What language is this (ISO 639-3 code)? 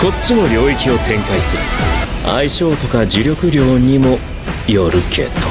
jpn